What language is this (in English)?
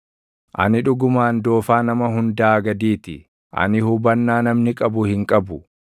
Oromo